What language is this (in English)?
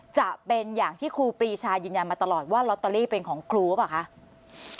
Thai